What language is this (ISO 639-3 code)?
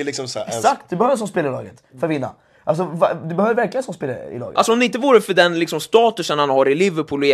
swe